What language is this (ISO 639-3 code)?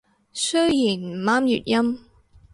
yue